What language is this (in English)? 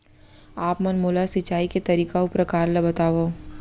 Chhattisgarhi